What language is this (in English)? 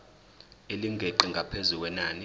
Zulu